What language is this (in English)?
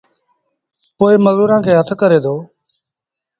Sindhi Bhil